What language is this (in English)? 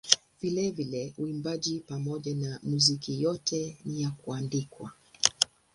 Swahili